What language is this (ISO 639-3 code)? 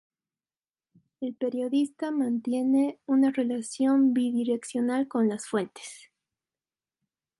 spa